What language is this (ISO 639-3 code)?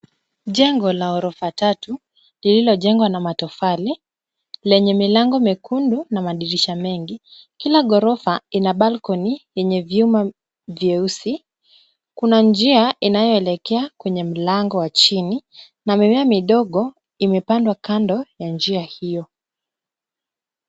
swa